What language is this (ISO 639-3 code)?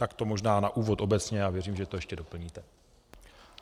ces